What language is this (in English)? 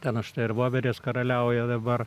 Lithuanian